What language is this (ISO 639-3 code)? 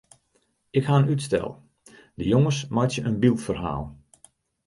fry